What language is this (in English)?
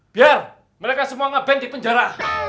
Indonesian